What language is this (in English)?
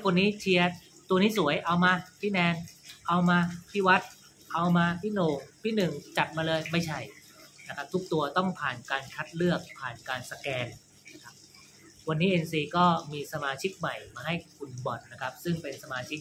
Thai